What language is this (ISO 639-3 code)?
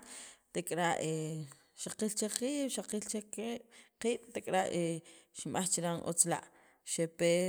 quv